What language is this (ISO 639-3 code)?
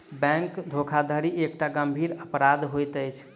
mai